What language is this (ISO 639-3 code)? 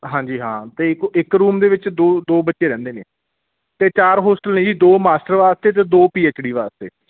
pan